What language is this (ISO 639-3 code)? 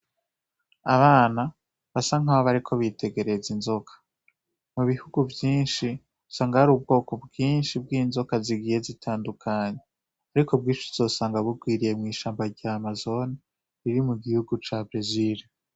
run